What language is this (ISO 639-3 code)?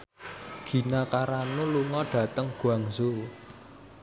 jav